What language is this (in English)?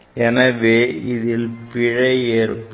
Tamil